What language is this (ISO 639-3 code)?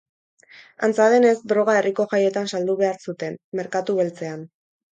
eus